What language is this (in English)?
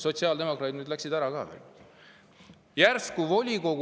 Estonian